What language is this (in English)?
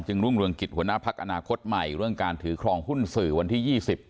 Thai